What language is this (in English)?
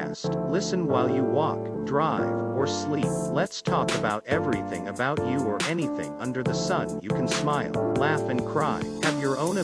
Filipino